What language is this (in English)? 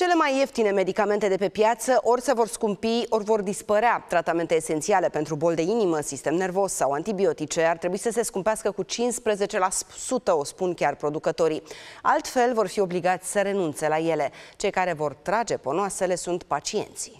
Romanian